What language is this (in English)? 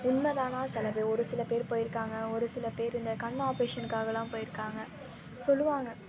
Tamil